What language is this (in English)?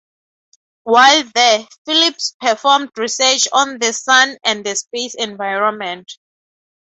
English